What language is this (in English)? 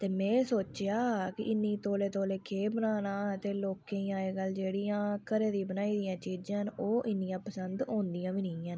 Dogri